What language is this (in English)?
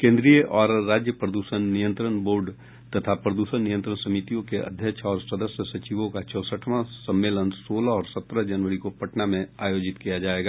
Hindi